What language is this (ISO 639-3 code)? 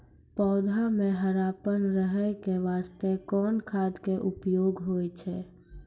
mai